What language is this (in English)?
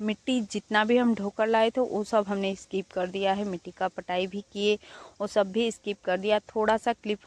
Hindi